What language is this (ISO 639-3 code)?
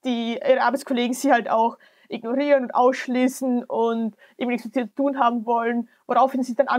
deu